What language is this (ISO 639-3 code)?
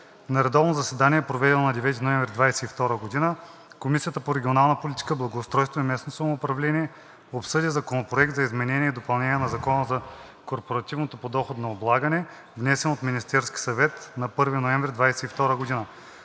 bul